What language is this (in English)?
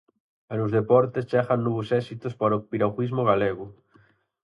Galician